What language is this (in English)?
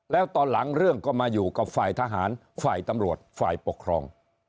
Thai